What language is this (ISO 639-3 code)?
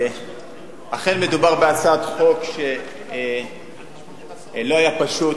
heb